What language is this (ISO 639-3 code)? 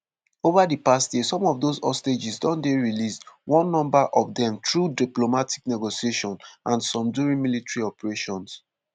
pcm